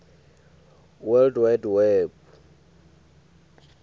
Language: Swati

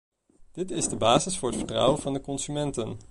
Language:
Dutch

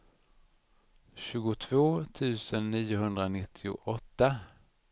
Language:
Swedish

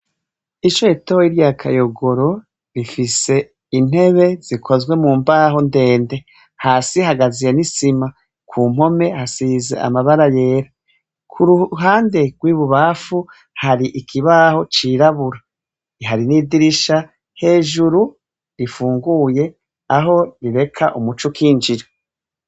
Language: Rundi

